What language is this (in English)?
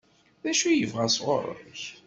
Kabyle